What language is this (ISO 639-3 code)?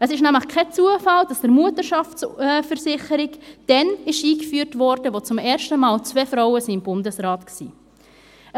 gsw